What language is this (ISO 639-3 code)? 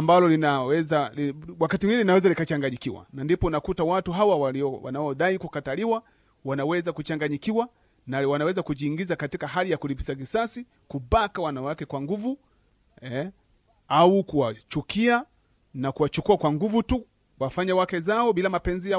swa